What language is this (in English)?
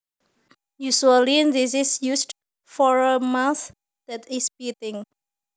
Javanese